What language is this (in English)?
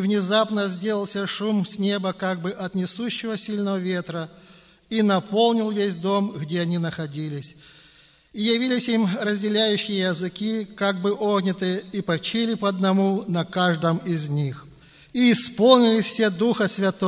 Russian